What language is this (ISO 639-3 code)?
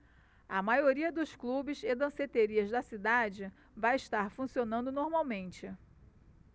por